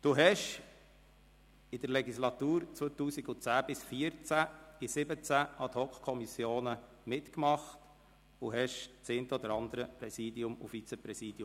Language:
Swiss German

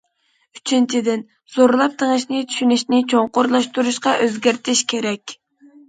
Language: Uyghur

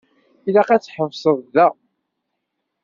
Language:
Kabyle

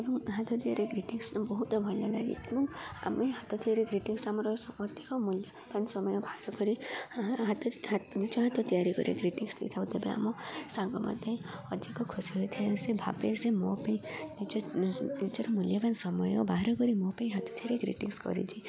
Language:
Odia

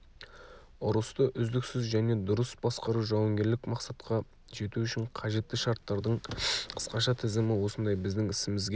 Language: Kazakh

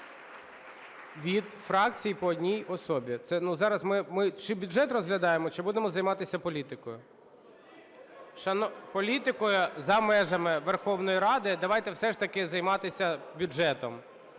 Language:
Ukrainian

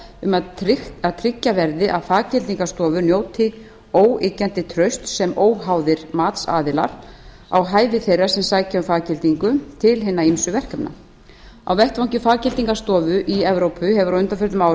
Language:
Icelandic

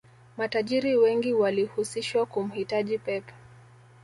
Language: Swahili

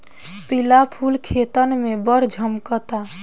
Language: Bhojpuri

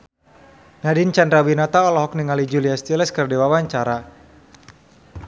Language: Sundanese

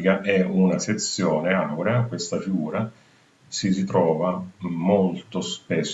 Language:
Italian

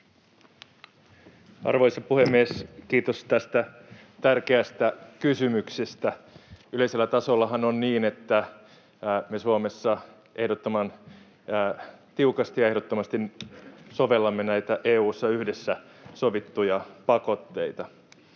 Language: Finnish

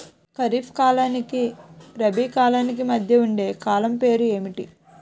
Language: Telugu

